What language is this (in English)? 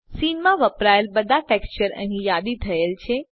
Gujarati